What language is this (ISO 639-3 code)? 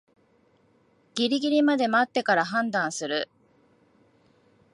jpn